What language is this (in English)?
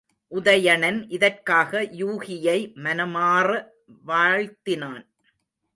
Tamil